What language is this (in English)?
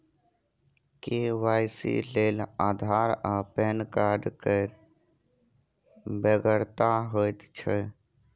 Maithili